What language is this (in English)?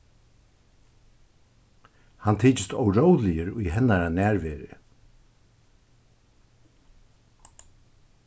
Faroese